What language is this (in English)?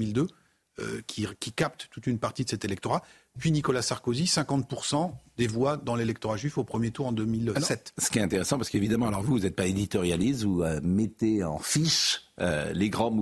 French